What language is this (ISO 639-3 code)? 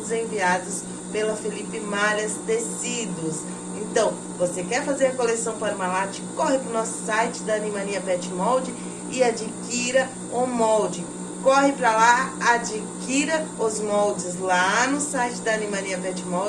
por